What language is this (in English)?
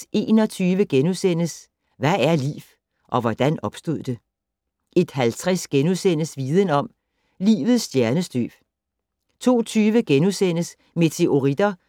Danish